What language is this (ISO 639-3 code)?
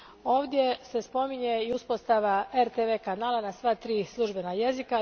hrv